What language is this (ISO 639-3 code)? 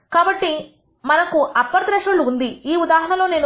tel